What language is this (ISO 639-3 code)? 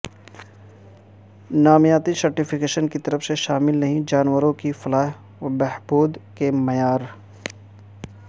urd